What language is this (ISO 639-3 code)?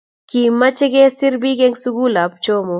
kln